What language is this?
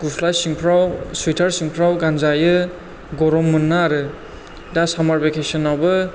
Bodo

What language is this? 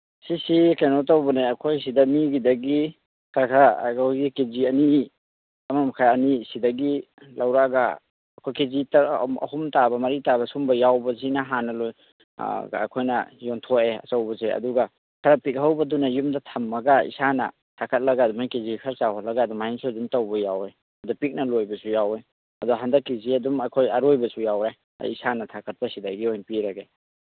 Manipuri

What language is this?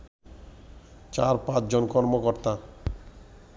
Bangla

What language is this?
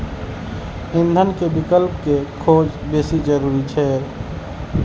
Maithili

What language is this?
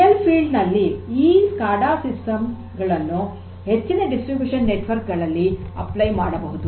Kannada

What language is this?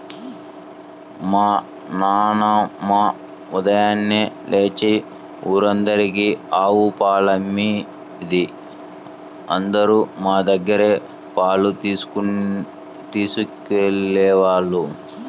Telugu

